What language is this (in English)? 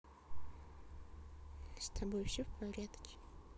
Russian